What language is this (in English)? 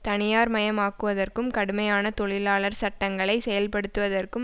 Tamil